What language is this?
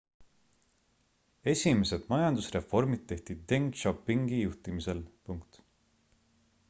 Estonian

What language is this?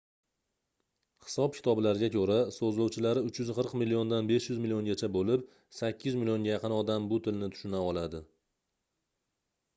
Uzbek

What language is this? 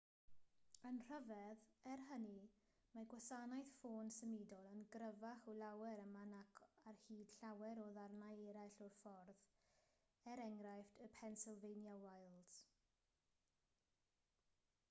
Welsh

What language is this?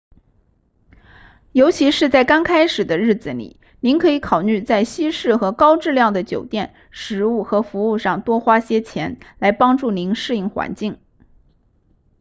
Chinese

